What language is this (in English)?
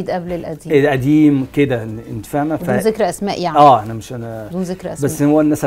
Arabic